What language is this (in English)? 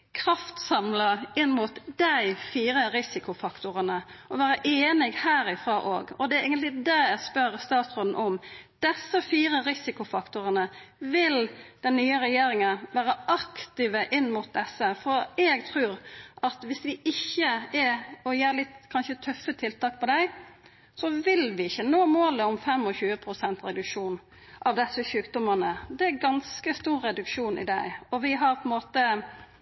Norwegian Nynorsk